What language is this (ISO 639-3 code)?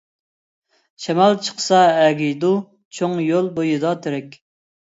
uig